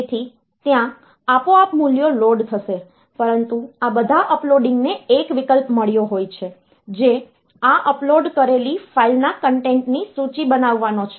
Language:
Gujarati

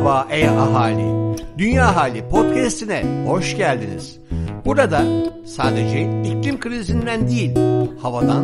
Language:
Turkish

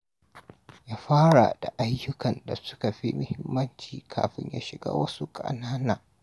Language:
Hausa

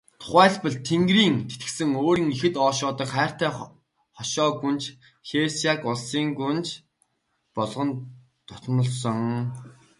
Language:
Mongolian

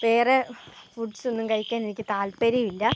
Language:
Malayalam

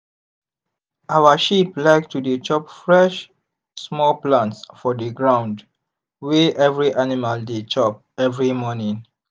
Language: Nigerian Pidgin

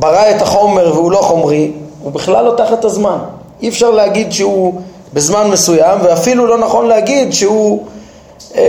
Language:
Hebrew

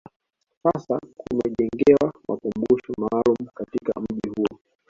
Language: Swahili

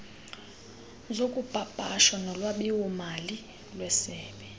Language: Xhosa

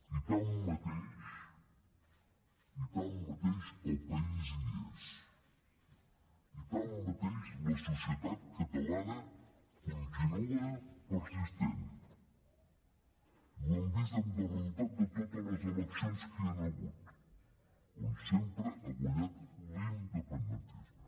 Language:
Catalan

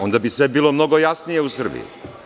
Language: Serbian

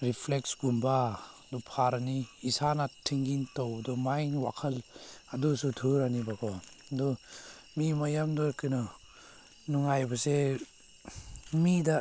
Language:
Manipuri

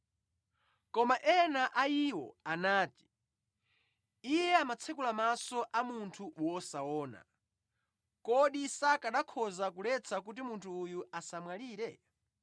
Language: Nyanja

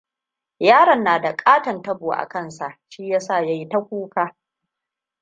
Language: Hausa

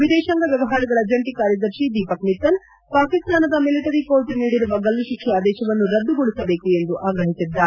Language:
Kannada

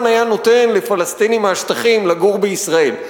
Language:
Hebrew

